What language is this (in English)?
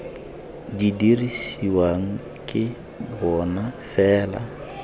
Tswana